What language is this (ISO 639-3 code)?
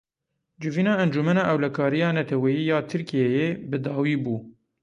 kur